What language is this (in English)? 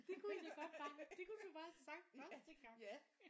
Danish